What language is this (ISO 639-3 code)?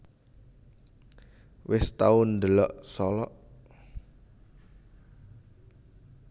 jav